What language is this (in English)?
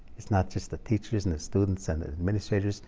English